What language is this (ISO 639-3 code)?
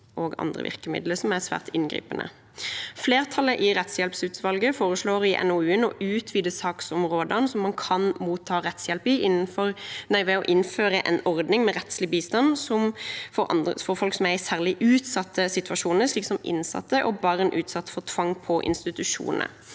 nor